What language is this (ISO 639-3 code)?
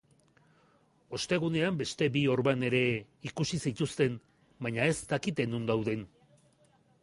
eus